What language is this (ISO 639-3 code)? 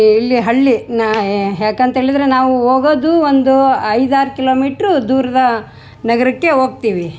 kan